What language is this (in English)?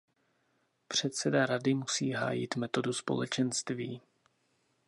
Czech